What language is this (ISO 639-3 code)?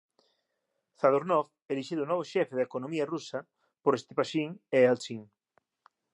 glg